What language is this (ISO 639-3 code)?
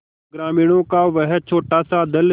hin